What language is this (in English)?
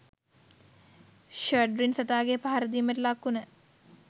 Sinhala